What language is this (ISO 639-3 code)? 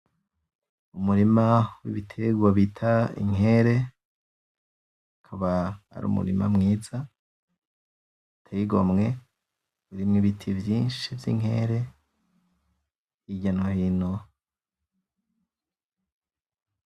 run